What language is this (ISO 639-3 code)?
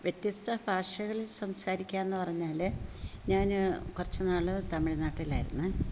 mal